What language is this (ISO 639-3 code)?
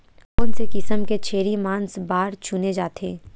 hne